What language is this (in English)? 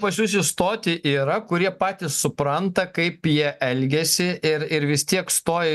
Lithuanian